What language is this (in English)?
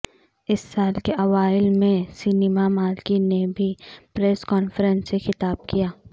Urdu